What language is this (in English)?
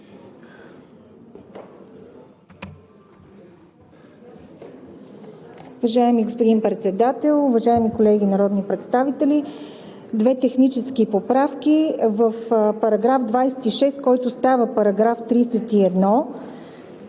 Bulgarian